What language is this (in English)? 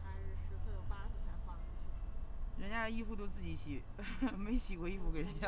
Chinese